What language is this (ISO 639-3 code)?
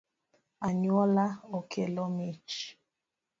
luo